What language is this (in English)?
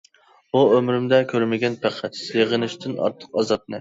Uyghur